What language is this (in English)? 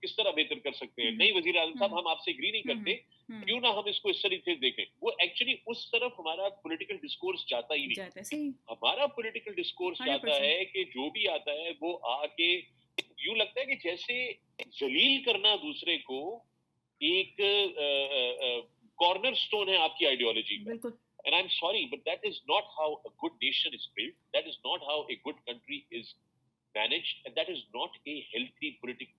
Urdu